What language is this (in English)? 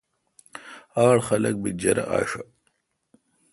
Kalkoti